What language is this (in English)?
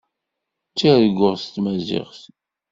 Kabyle